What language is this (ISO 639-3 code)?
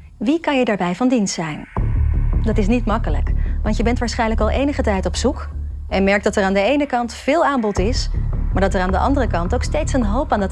nld